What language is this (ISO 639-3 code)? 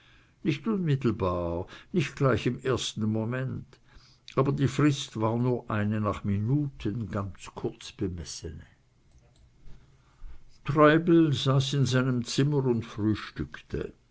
deu